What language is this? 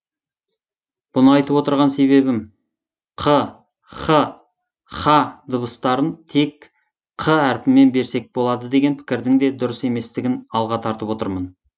Kazakh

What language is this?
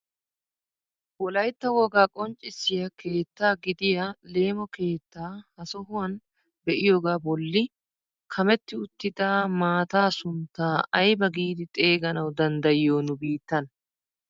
Wolaytta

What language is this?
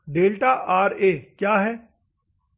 Hindi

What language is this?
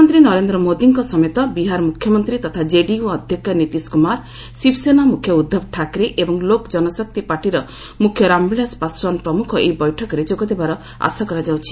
Odia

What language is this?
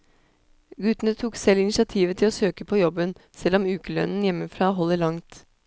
Norwegian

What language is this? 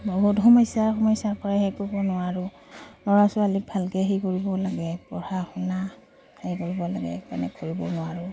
Assamese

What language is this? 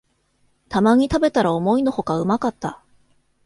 Japanese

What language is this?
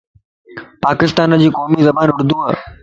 Lasi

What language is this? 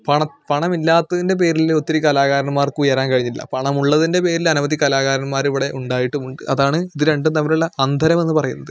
Malayalam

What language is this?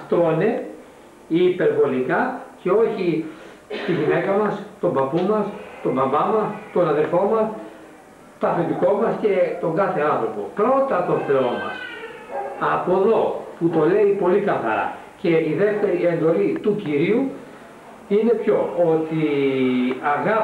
Greek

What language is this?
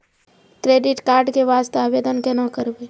Maithili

